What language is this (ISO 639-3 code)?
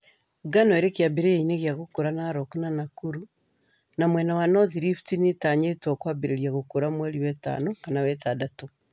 kik